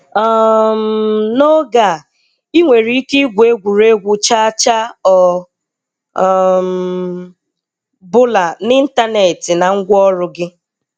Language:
Igbo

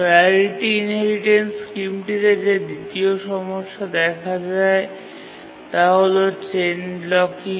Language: Bangla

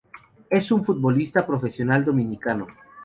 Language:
Spanish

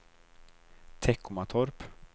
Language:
Swedish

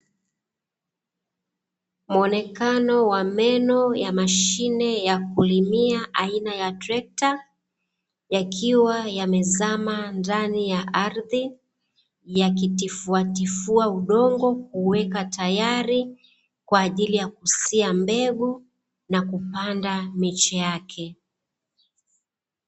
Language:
Swahili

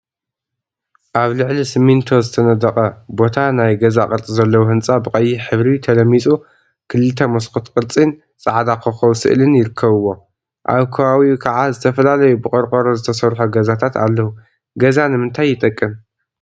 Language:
Tigrinya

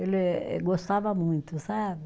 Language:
Portuguese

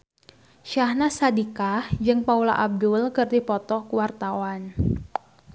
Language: Sundanese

